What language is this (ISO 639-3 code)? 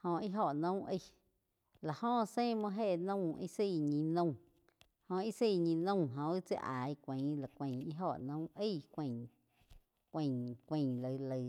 chq